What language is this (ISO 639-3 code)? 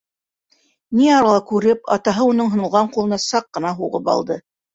bak